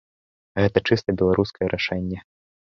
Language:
Belarusian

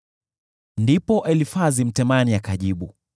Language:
Swahili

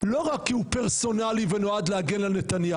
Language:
Hebrew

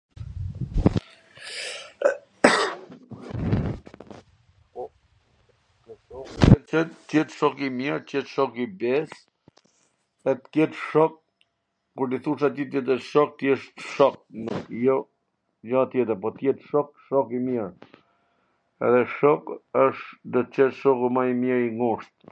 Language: Gheg Albanian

